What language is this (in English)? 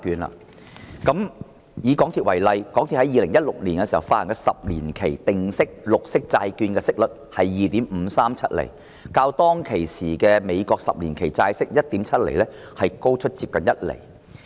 Cantonese